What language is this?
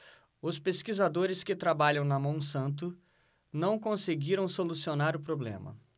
Portuguese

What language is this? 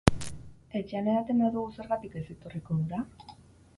Basque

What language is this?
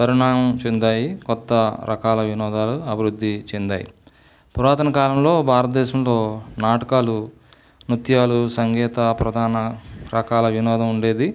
Telugu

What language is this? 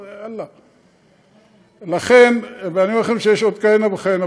Hebrew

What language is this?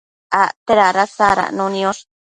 Matsés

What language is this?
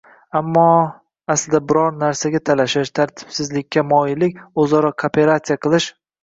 Uzbek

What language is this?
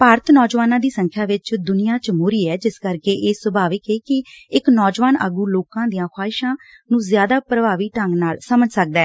Punjabi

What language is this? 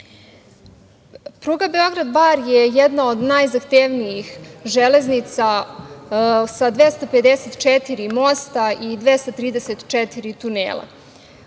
Serbian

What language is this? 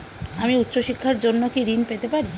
Bangla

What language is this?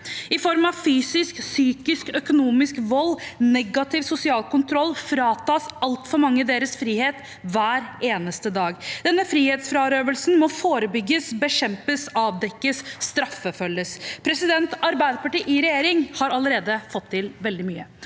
Norwegian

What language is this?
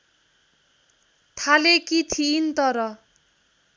Nepali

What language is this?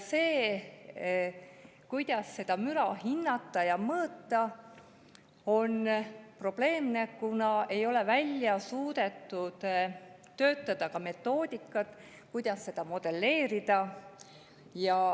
Estonian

